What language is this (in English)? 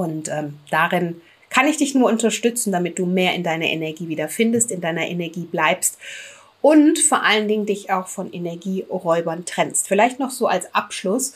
German